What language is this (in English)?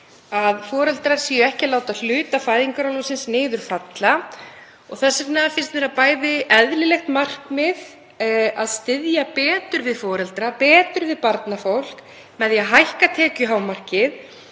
Icelandic